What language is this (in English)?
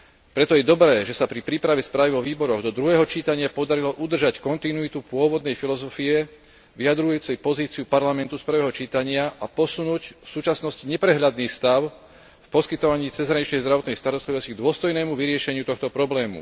Slovak